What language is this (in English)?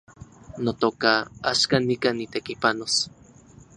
Central Puebla Nahuatl